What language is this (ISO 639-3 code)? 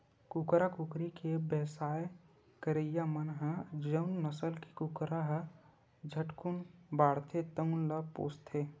hne